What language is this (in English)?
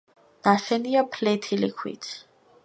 Georgian